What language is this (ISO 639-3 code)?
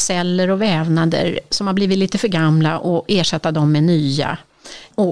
swe